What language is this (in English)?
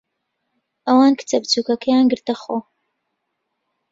Central Kurdish